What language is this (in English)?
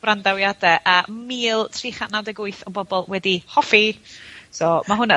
Welsh